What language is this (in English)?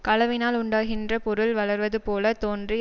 Tamil